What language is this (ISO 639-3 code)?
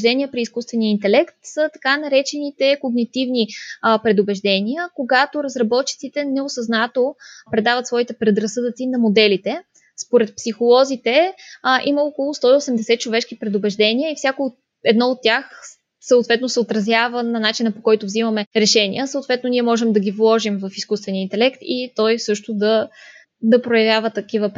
bul